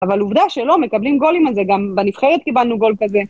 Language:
Hebrew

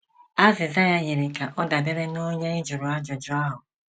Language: Igbo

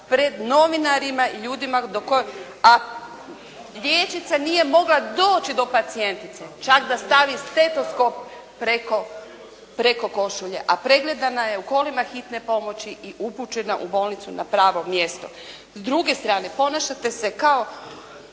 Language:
Croatian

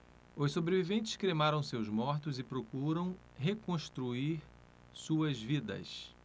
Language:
Portuguese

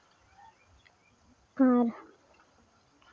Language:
Santali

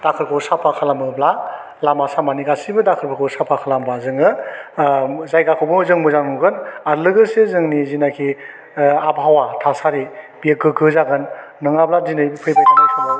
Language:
Bodo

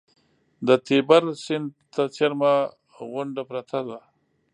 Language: Pashto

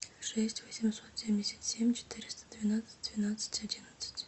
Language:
Russian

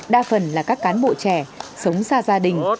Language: Vietnamese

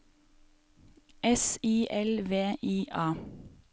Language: Norwegian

